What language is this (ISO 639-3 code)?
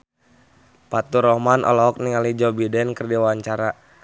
sun